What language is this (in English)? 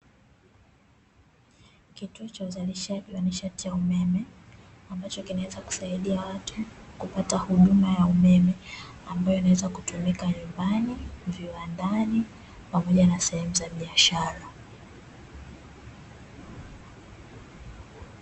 Swahili